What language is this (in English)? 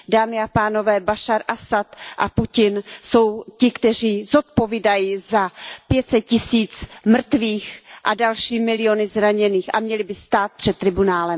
Czech